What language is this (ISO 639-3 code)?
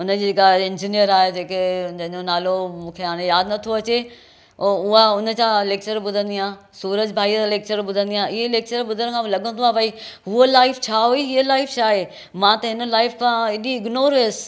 snd